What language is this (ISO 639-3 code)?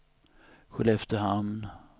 swe